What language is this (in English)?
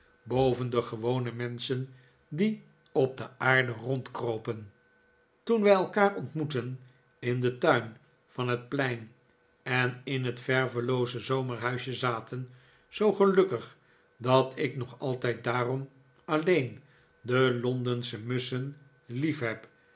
Dutch